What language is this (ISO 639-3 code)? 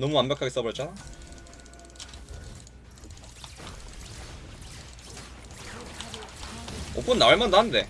kor